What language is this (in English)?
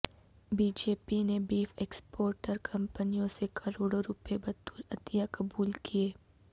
Urdu